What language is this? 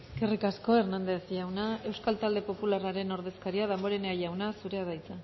Basque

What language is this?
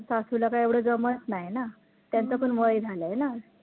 Marathi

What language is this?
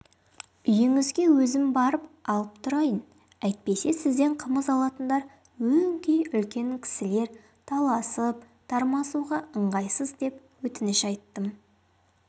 Kazakh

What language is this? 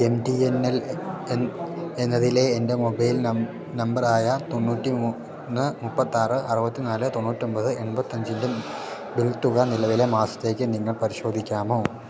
Malayalam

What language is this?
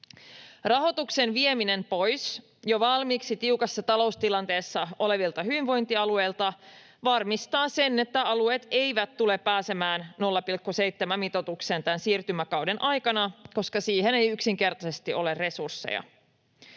Finnish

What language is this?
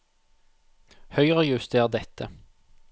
Norwegian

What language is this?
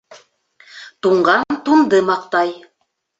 Bashkir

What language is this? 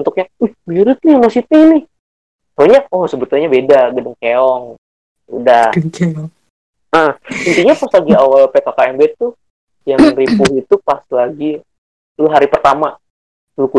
Indonesian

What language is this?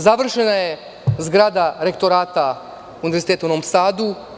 Serbian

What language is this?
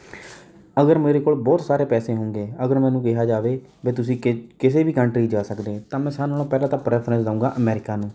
Punjabi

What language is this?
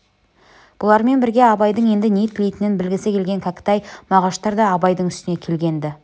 Kazakh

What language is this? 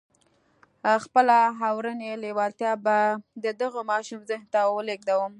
Pashto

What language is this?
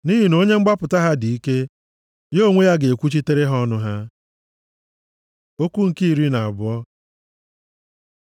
Igbo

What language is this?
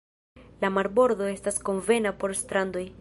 Esperanto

